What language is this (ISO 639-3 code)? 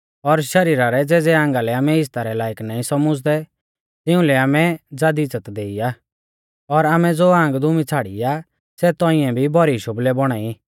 bfz